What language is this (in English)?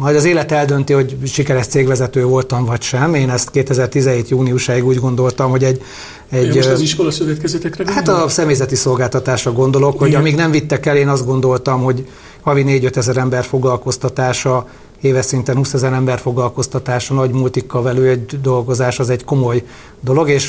Hungarian